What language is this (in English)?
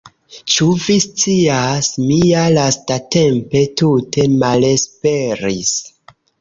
Esperanto